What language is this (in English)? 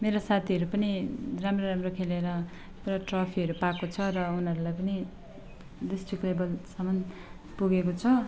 Nepali